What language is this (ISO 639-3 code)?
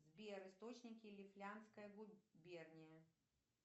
rus